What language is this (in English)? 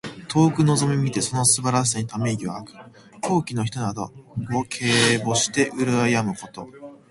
Japanese